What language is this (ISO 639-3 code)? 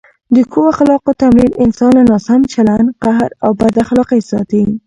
pus